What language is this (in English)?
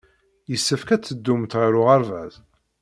Kabyle